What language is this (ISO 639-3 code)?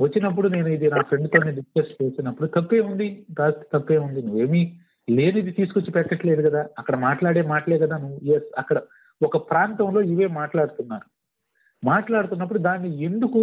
tel